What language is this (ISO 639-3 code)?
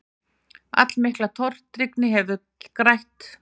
isl